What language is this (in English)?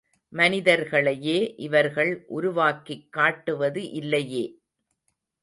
Tamil